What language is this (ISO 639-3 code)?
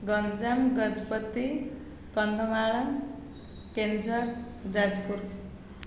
ori